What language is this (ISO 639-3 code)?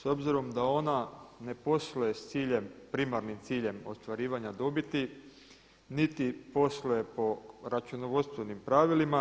hrv